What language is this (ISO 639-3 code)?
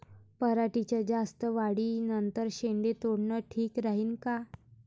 mar